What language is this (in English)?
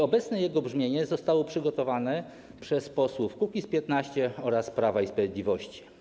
Polish